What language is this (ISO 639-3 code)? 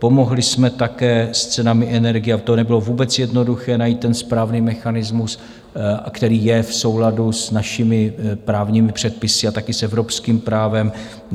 ces